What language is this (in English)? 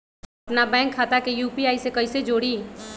Magahi